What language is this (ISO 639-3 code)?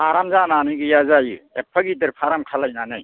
brx